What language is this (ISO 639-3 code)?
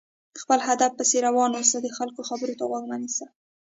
pus